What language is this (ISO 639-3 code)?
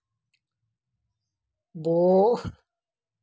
hne